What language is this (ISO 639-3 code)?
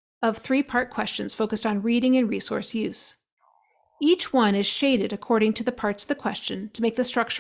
eng